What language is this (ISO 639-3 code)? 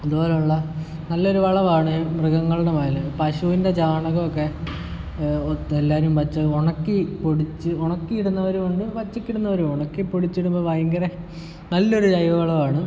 mal